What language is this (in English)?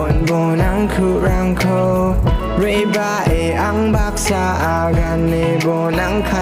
Thai